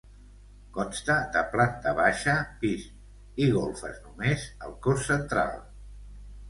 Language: Catalan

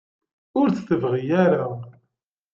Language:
Kabyle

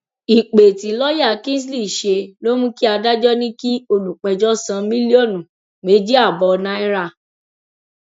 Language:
Yoruba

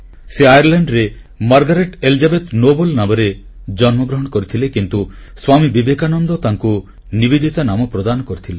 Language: Odia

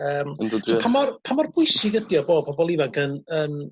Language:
Welsh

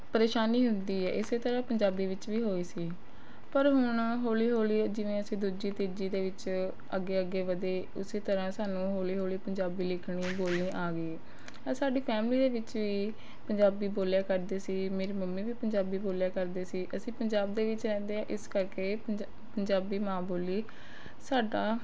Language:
Punjabi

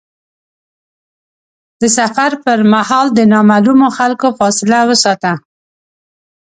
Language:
Pashto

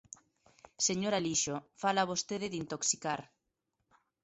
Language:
Galician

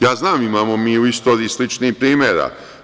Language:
Serbian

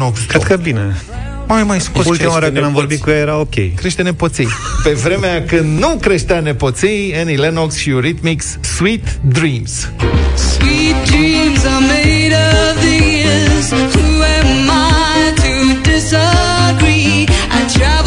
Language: Romanian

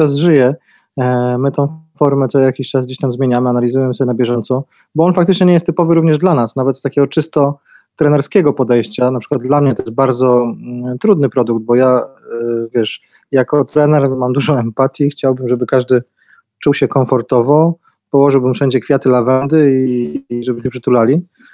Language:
Polish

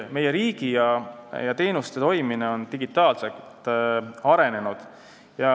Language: Estonian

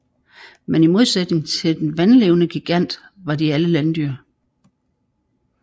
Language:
Danish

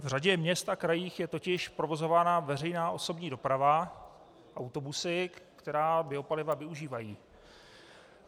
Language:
Czech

